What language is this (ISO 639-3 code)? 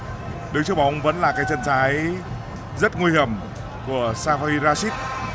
vie